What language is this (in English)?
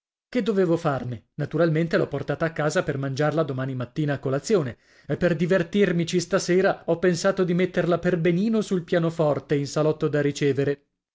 Italian